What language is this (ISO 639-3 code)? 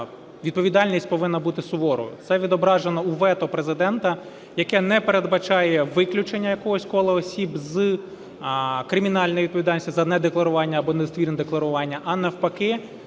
ukr